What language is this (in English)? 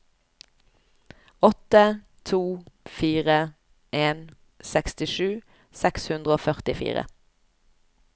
Norwegian